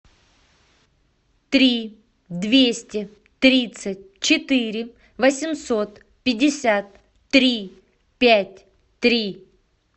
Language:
Russian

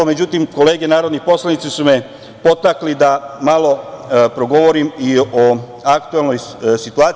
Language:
Serbian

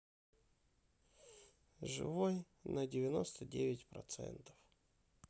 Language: Russian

